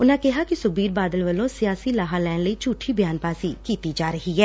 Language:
Punjabi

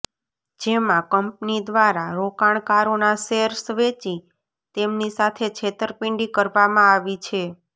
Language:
Gujarati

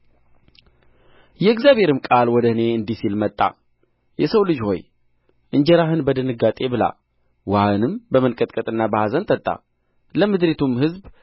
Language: Amharic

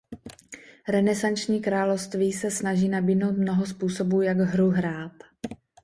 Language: Czech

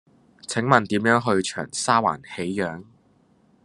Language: Cantonese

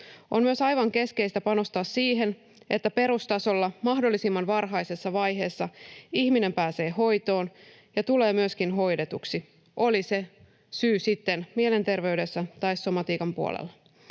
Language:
Finnish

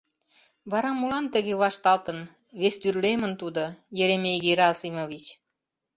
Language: Mari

